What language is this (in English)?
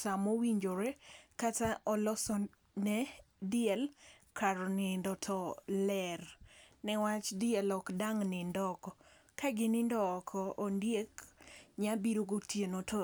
Luo (Kenya and Tanzania)